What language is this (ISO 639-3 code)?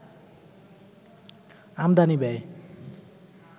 ben